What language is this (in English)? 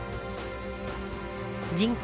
Japanese